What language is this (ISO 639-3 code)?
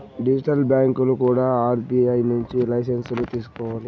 tel